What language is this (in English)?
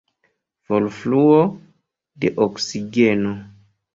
Esperanto